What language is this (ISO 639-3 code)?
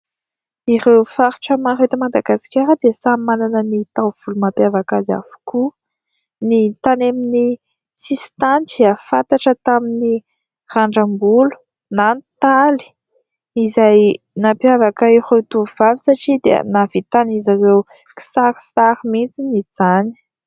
mlg